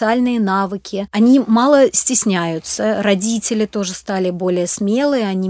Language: Russian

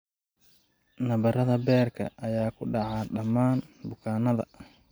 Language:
Somali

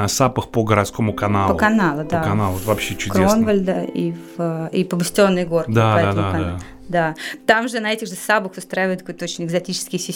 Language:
Russian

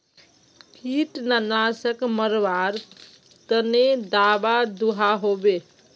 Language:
Magahi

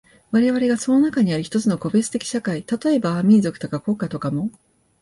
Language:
Japanese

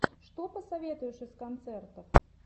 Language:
Russian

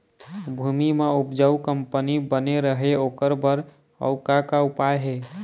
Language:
Chhattisgarhi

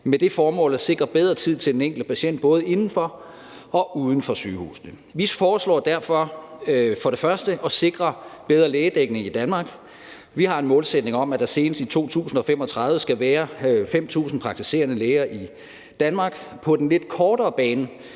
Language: Danish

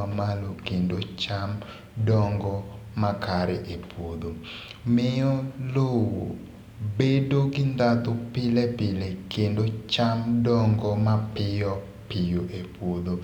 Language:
Luo (Kenya and Tanzania)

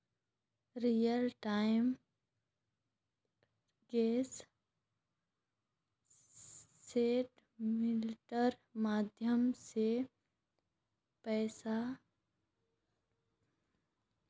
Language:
Magahi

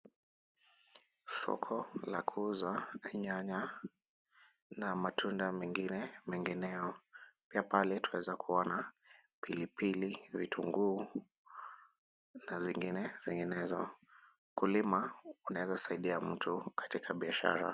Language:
Swahili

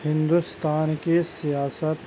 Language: Urdu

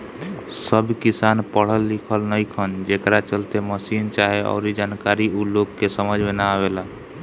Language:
Bhojpuri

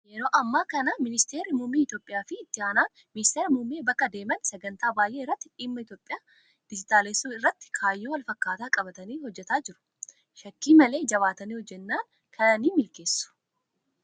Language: Oromo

